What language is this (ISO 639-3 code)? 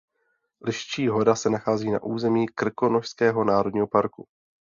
ces